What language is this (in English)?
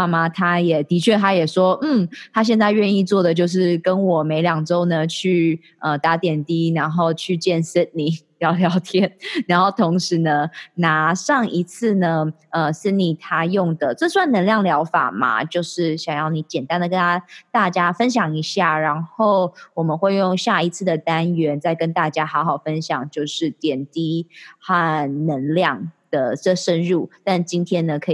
Chinese